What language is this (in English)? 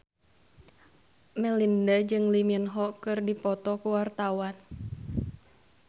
Sundanese